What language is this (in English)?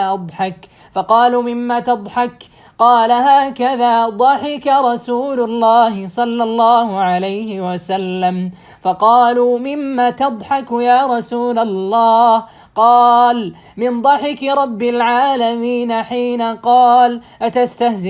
Arabic